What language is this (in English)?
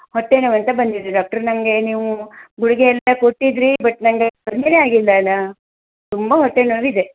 Kannada